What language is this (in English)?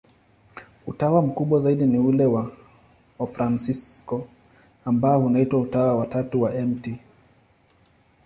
Swahili